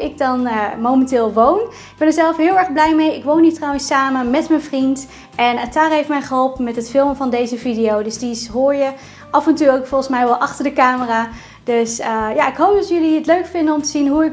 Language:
Dutch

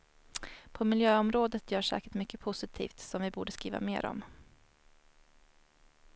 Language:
Swedish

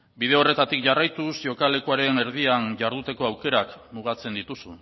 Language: Basque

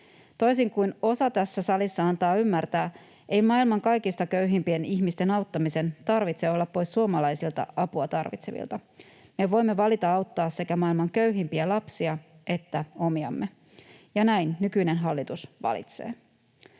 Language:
Finnish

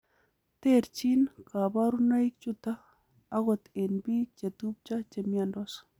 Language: Kalenjin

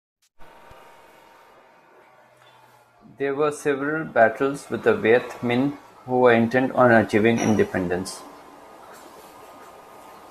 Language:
English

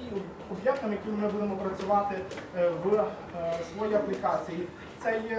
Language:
Ukrainian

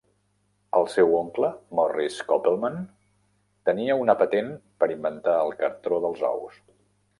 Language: Catalan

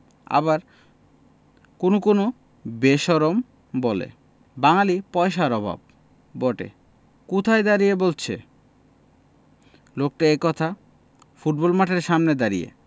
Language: Bangla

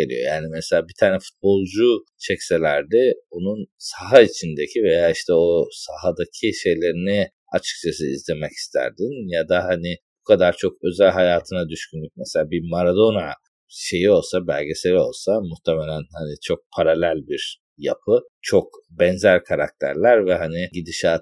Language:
Turkish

